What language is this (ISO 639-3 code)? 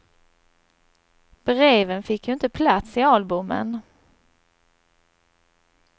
swe